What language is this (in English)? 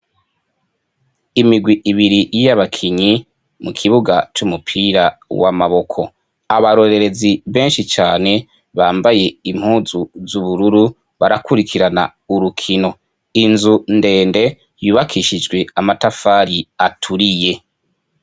Rundi